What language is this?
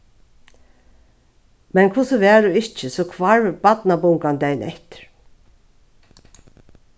Faroese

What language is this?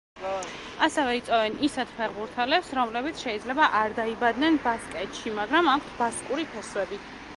Georgian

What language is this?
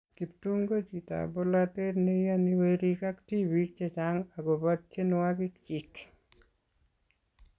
Kalenjin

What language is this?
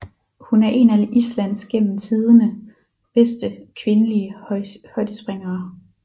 Danish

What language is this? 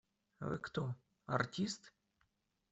Russian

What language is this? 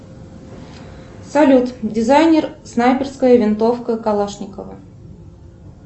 Russian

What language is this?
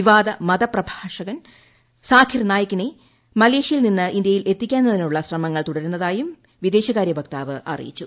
Malayalam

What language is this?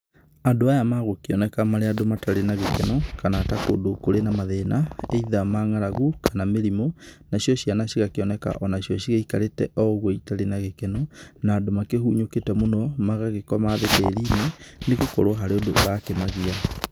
Kikuyu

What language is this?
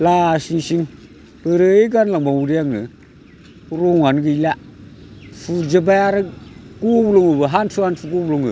Bodo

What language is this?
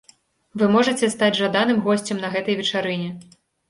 Belarusian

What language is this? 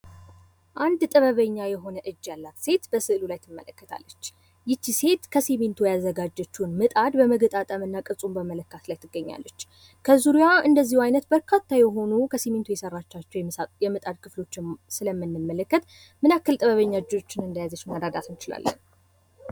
Amharic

